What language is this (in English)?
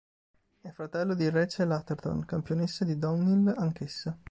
Italian